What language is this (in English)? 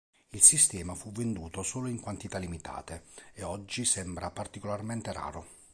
Italian